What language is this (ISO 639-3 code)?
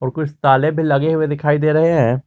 hin